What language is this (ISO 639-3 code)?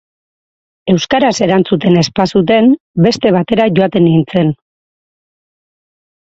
eus